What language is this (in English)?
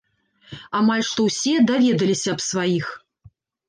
Belarusian